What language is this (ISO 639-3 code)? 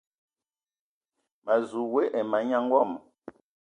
ewo